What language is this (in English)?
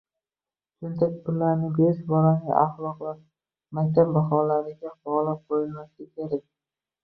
Uzbek